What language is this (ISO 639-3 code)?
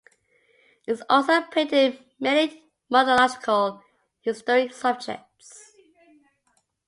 eng